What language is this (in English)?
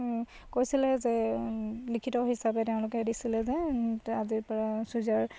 Assamese